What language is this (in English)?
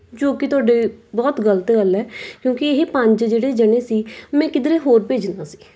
Punjabi